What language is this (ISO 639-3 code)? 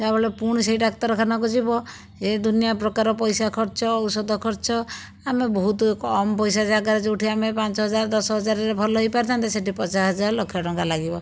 ori